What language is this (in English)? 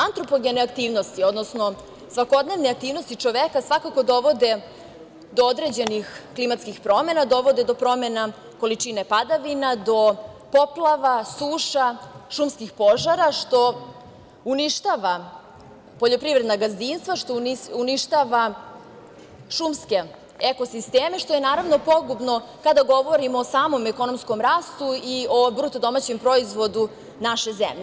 Serbian